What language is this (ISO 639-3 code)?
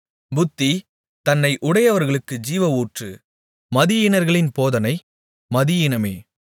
tam